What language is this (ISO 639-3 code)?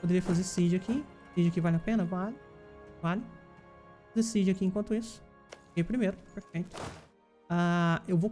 por